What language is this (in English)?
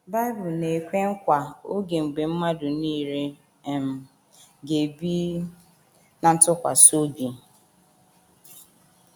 Igbo